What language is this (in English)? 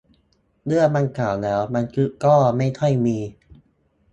Thai